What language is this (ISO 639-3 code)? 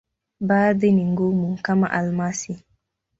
swa